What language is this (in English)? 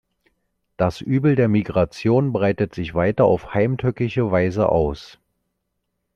German